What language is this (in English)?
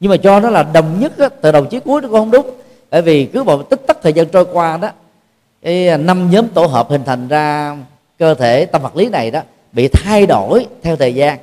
Vietnamese